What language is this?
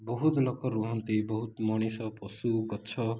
Odia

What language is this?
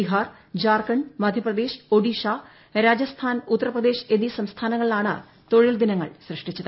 Malayalam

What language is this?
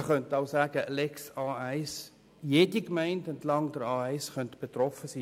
Swiss German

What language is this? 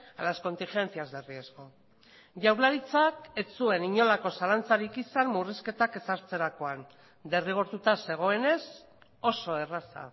Basque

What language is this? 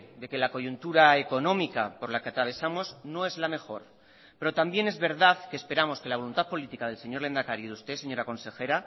Spanish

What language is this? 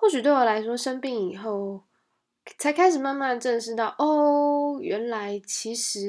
Chinese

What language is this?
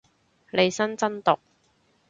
Cantonese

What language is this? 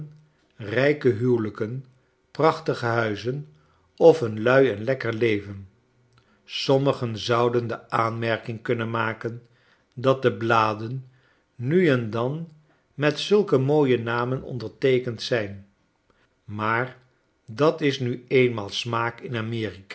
Dutch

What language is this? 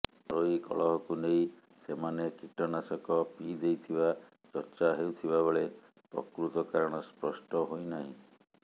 Odia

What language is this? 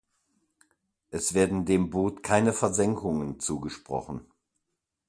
German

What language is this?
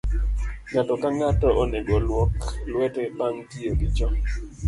Luo (Kenya and Tanzania)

